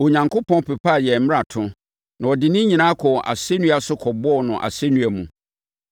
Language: Akan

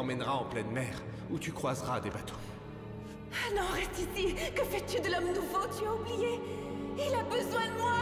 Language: French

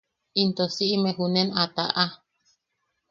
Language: Yaqui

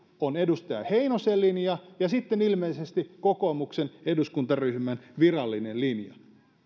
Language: Finnish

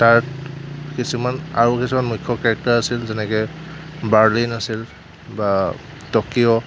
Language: Assamese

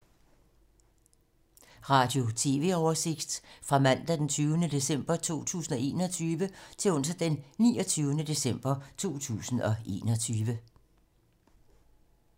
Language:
Danish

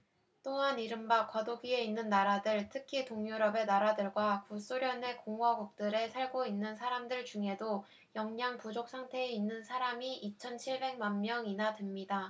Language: Korean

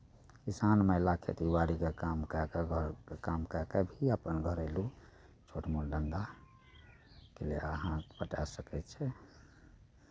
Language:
Maithili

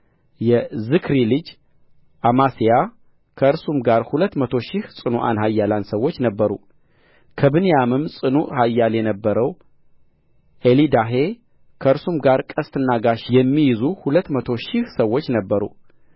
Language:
Amharic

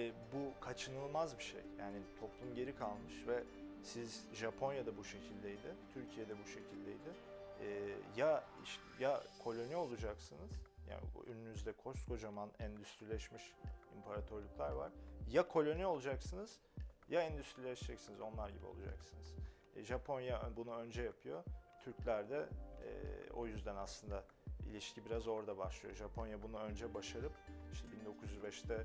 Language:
Turkish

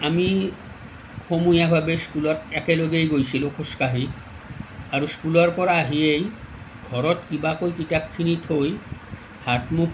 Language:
Assamese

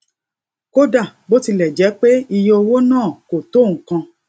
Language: Yoruba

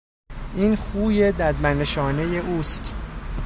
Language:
Persian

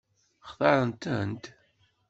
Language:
Kabyle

